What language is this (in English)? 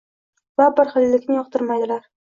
Uzbek